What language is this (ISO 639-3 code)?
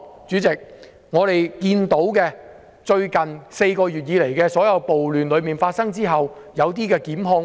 yue